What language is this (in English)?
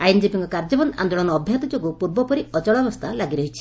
Odia